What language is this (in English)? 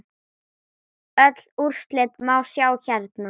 Icelandic